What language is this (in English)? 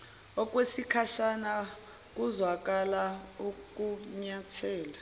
Zulu